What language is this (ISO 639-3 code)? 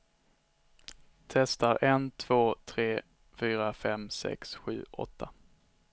swe